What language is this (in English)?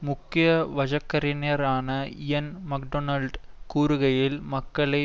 Tamil